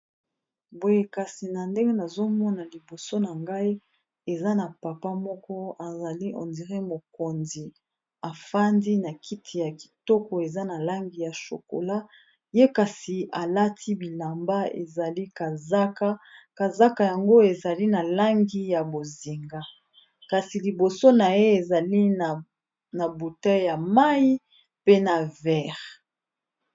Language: Lingala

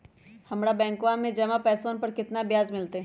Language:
Magahi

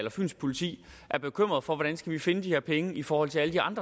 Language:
Danish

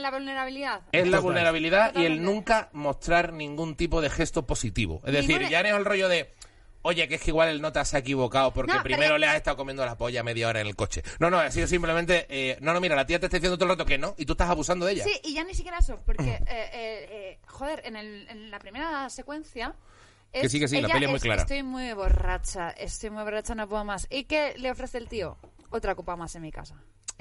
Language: Spanish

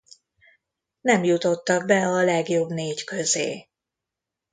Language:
Hungarian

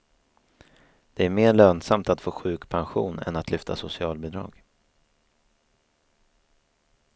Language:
Swedish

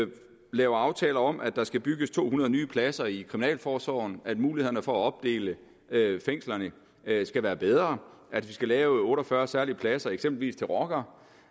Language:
Danish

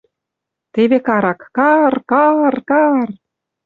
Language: Western Mari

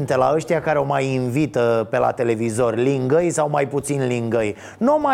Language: Romanian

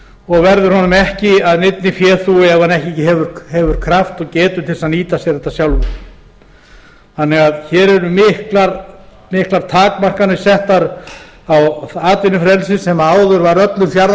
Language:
Icelandic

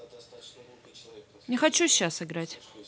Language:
Russian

